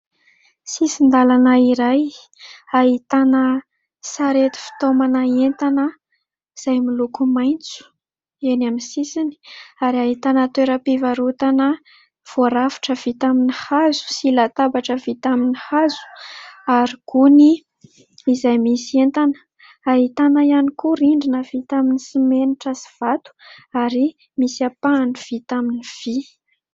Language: Malagasy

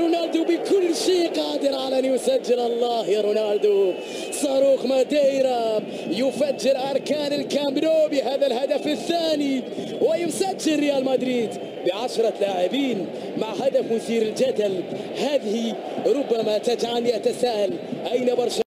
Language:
Arabic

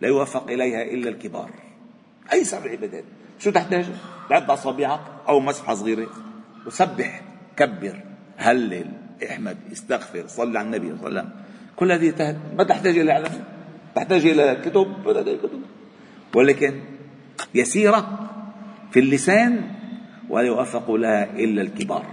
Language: Arabic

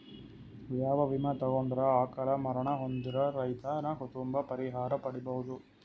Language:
Kannada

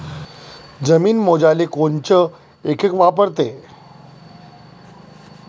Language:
Marathi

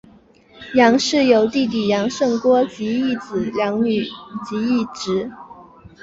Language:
Chinese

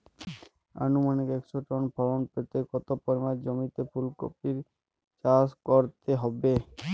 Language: Bangla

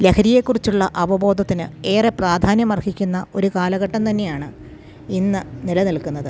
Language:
Malayalam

